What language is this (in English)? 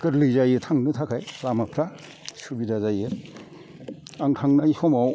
Bodo